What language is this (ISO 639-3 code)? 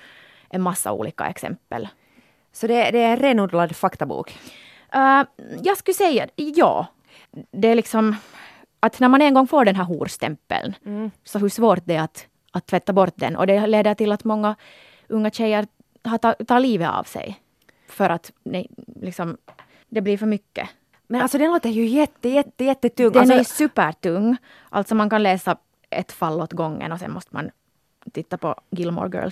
swe